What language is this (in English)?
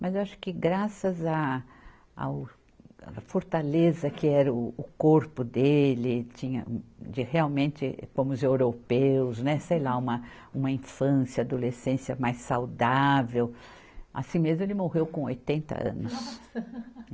Portuguese